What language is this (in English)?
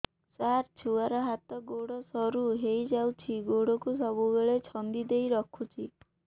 Odia